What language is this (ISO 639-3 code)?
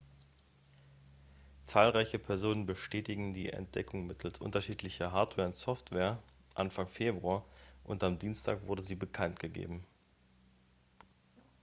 deu